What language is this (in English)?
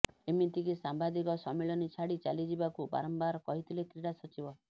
Odia